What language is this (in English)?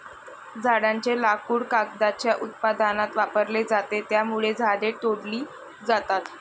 Marathi